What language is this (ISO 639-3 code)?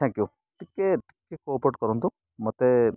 ori